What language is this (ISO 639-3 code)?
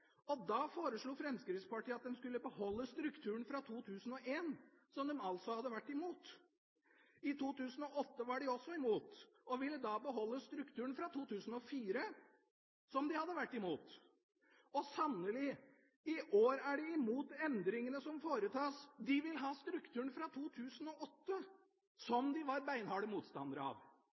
nob